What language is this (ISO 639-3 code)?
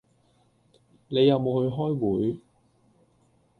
yue